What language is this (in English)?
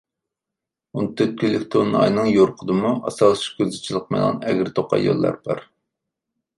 Uyghur